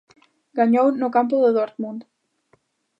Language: Galician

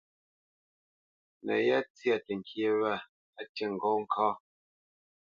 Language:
Bamenyam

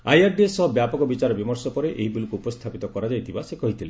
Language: Odia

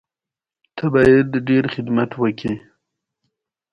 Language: Pashto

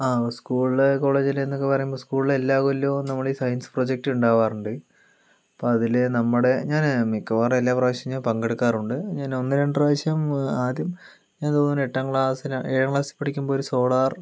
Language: Malayalam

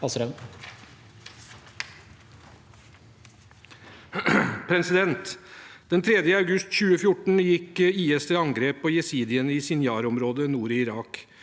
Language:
Norwegian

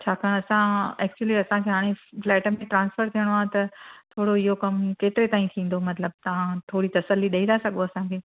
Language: Sindhi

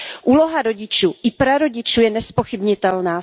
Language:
Czech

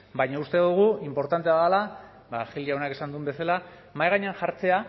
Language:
Basque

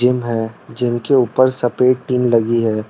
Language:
Hindi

